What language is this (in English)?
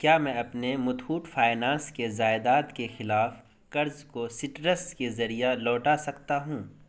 Urdu